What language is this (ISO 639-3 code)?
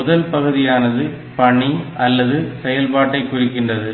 tam